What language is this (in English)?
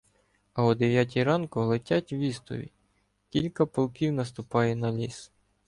Ukrainian